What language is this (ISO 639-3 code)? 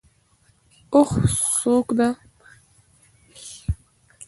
pus